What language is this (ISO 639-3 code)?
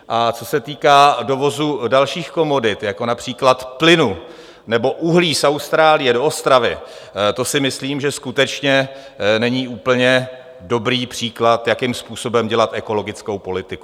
ces